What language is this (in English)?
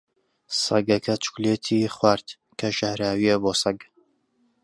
Central Kurdish